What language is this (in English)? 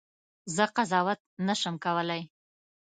Pashto